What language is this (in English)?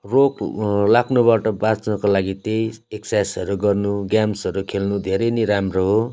Nepali